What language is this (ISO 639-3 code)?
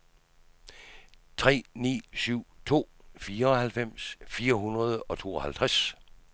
dan